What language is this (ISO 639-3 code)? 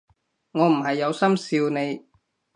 yue